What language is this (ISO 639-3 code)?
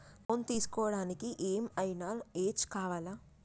tel